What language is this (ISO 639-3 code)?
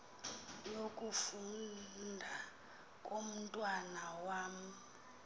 xho